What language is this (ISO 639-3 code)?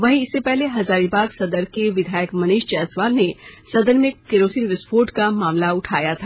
hin